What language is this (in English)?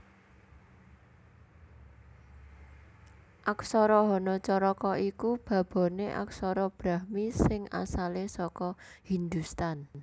Javanese